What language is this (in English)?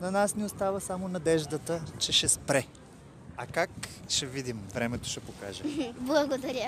Bulgarian